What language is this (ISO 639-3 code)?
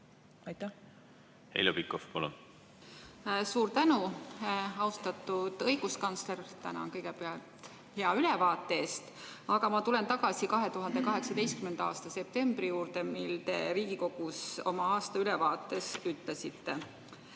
est